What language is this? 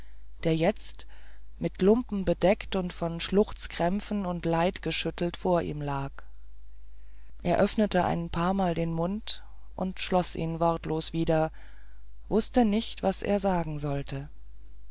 German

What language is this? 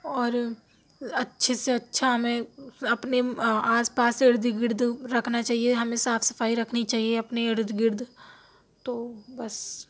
Urdu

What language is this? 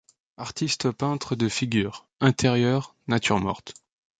French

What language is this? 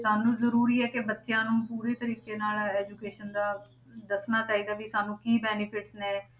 Punjabi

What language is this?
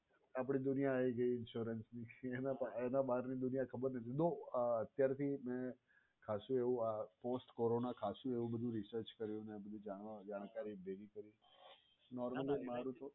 Gujarati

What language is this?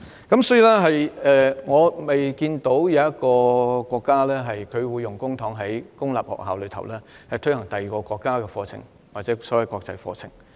Cantonese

